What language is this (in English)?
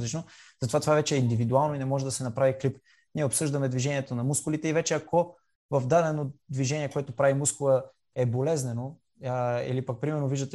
Bulgarian